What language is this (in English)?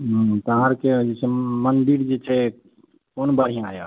Maithili